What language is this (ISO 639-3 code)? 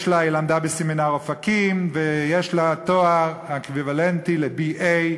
heb